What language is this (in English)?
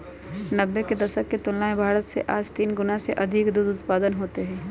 Magahi